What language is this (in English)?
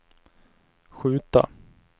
Swedish